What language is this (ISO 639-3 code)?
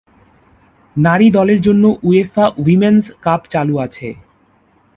ben